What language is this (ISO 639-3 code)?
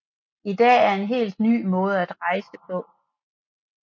dan